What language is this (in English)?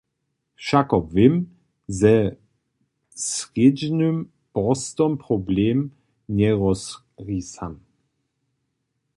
Upper Sorbian